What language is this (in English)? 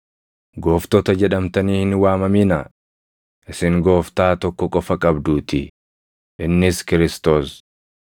Oromo